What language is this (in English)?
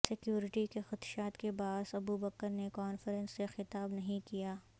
Urdu